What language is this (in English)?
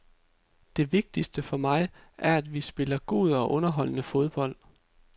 Danish